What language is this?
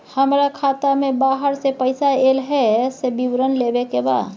Maithili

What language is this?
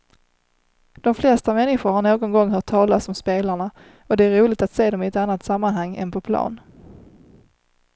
Swedish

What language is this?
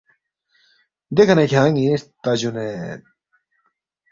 Balti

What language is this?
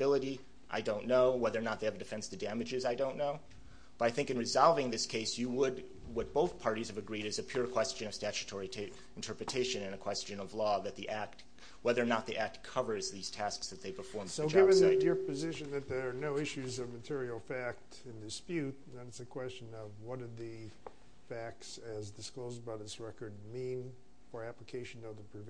English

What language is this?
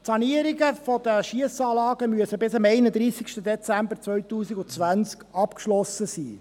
Swiss German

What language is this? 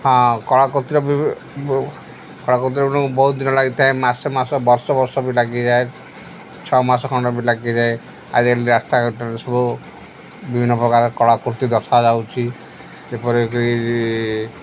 Odia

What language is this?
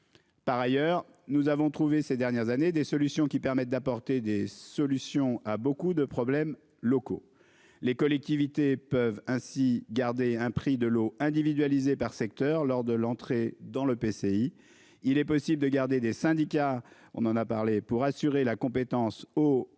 French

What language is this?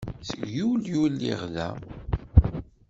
Kabyle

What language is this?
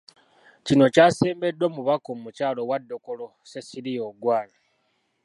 Ganda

